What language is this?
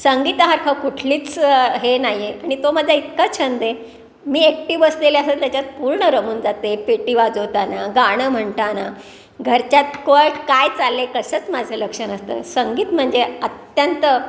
Marathi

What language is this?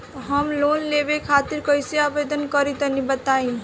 Bhojpuri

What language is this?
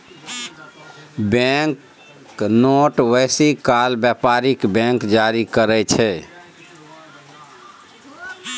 Maithili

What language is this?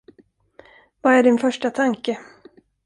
Swedish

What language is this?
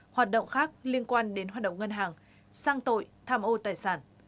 Vietnamese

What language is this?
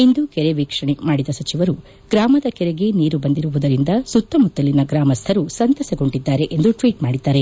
Kannada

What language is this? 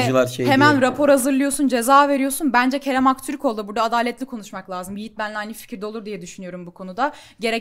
Turkish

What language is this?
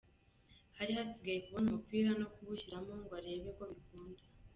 Kinyarwanda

